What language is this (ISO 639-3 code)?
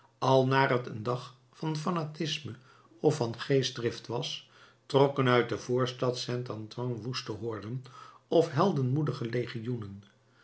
nld